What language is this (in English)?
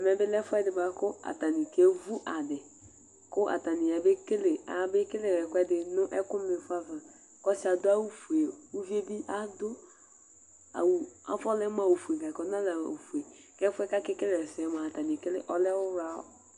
Ikposo